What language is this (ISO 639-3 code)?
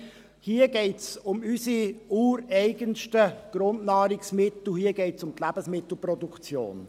gsw